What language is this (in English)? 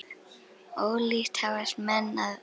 Icelandic